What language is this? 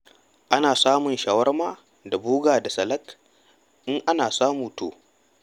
Hausa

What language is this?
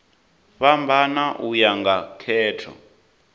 Venda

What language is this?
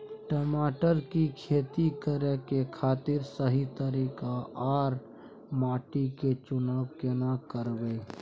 Maithili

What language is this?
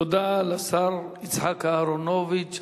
Hebrew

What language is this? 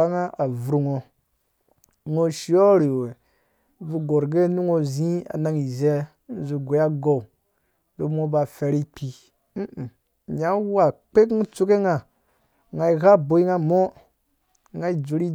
Dũya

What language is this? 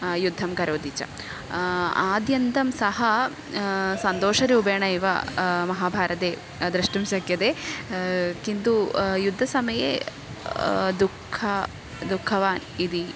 Sanskrit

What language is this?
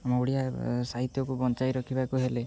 Odia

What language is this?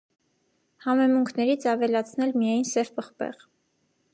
Armenian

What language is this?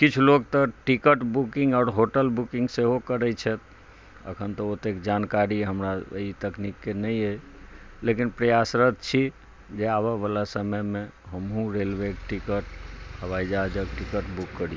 Maithili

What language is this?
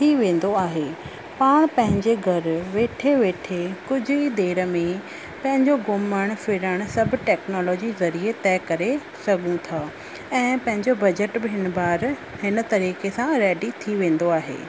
Sindhi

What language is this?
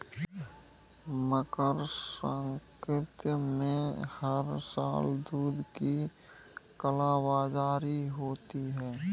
Hindi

